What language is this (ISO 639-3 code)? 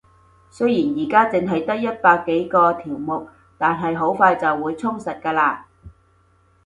yue